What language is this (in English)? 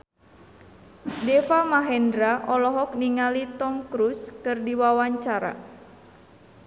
Sundanese